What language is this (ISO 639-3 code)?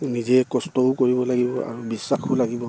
asm